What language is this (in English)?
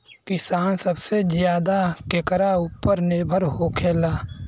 Bhojpuri